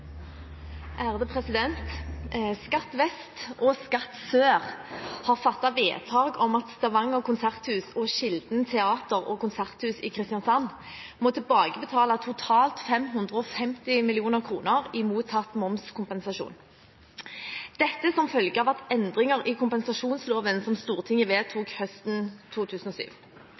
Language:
Norwegian Bokmål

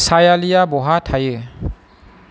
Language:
Bodo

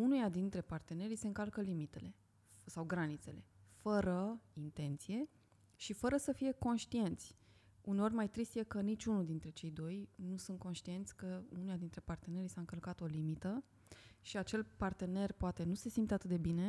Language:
Romanian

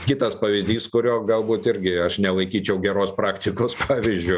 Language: Lithuanian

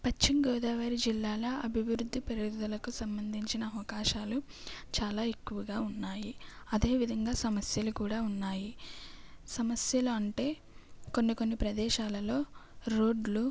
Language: Telugu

